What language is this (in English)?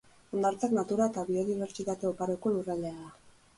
Basque